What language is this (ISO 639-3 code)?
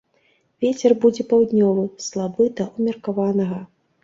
bel